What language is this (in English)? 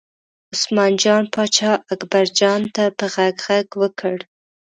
Pashto